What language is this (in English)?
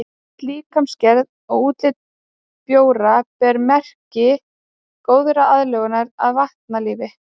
Icelandic